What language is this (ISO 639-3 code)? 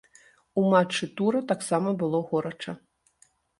bel